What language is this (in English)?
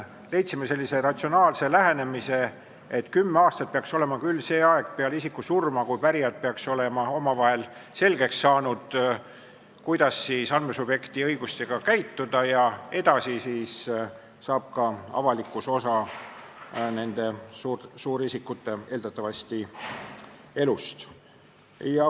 Estonian